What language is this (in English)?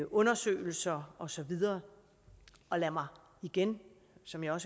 Danish